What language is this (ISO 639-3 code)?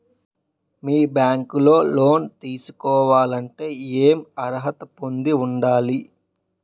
tel